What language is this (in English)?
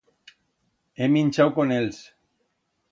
Aragonese